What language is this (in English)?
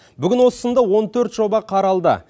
Kazakh